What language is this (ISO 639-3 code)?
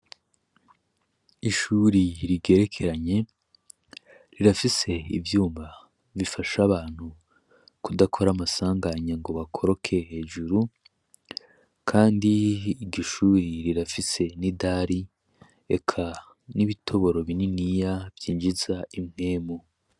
run